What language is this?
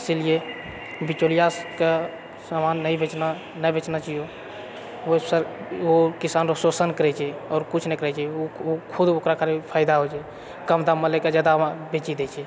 Maithili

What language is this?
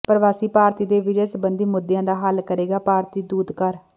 Punjabi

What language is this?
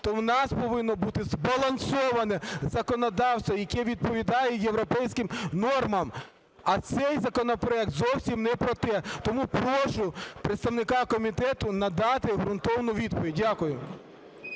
Ukrainian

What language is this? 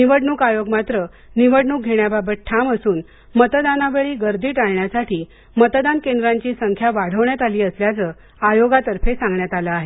Marathi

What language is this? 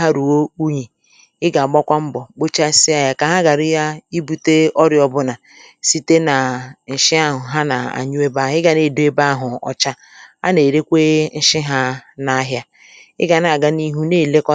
Igbo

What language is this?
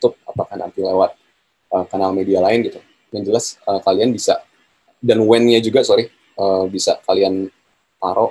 Indonesian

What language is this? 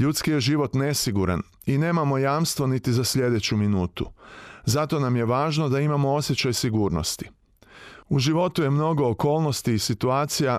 Croatian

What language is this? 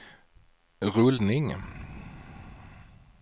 Swedish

